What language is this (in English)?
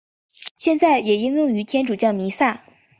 Chinese